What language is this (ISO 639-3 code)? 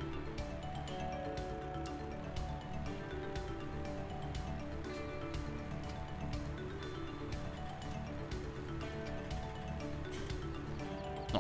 deu